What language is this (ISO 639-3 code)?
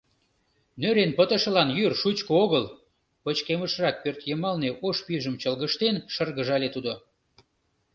chm